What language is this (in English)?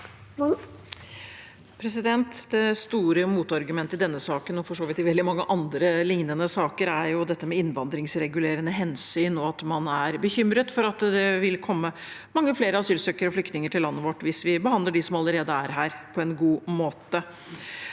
Norwegian